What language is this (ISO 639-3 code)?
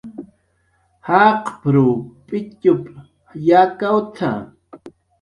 jqr